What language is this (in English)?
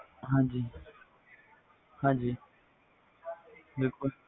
Punjabi